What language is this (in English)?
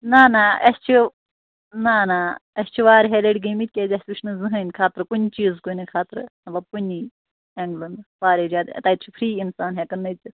Kashmiri